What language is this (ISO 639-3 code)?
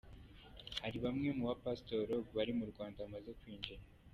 kin